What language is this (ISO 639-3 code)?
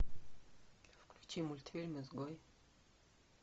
rus